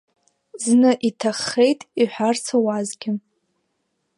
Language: Abkhazian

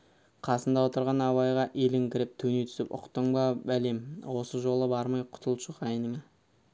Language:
Kazakh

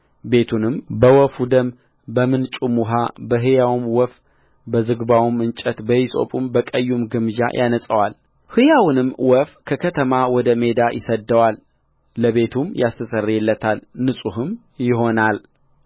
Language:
Amharic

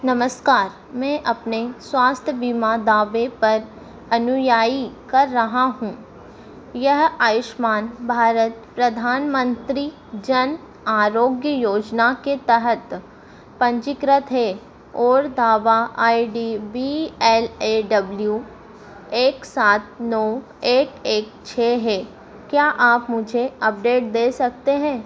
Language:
Hindi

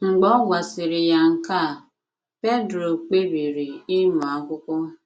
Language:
Igbo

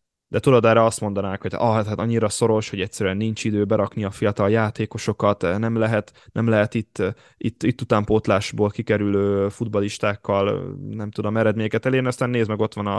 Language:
Hungarian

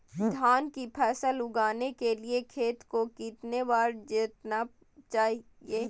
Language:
Magahi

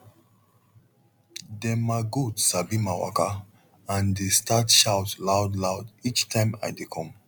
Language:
Nigerian Pidgin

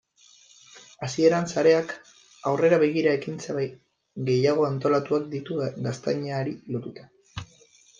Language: Basque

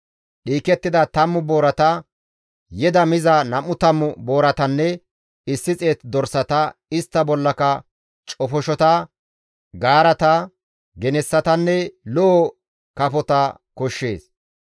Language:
Gamo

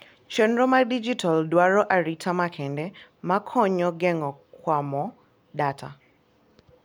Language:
Luo (Kenya and Tanzania)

